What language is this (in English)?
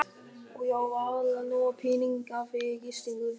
Icelandic